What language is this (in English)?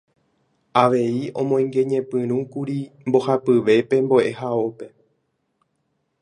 Guarani